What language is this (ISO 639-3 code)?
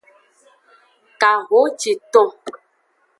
ajg